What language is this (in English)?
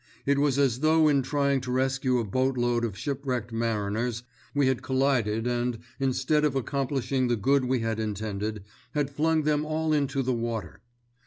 English